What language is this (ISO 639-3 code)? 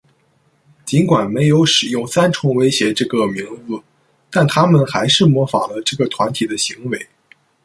zho